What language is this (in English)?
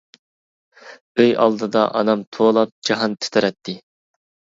Uyghur